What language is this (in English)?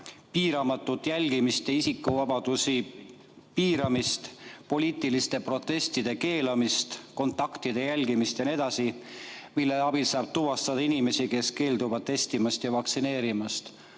Estonian